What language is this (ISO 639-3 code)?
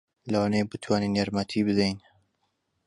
ckb